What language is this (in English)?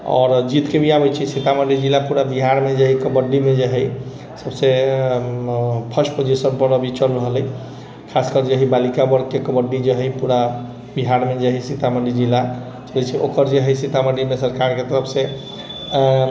Maithili